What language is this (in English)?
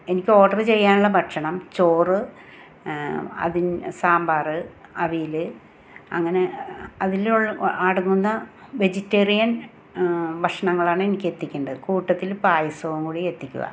Malayalam